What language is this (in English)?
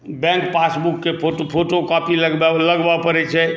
Maithili